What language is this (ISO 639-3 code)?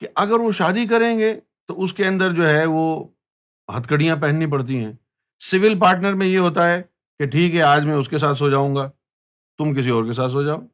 urd